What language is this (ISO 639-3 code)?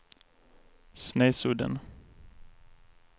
swe